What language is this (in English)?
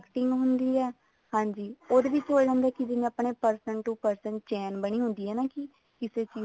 Punjabi